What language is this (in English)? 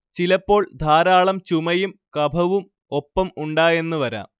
Malayalam